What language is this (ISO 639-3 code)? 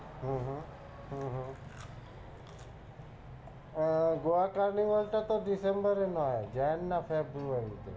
ben